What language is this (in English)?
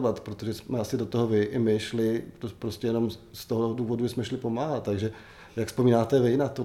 Czech